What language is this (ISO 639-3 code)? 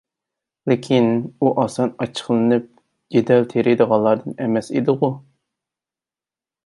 uig